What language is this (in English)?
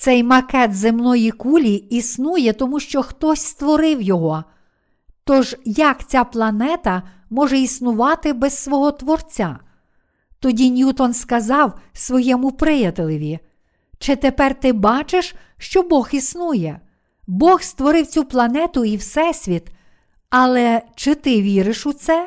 Ukrainian